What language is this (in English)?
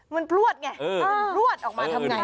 Thai